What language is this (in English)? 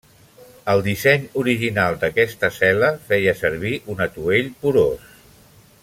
Catalan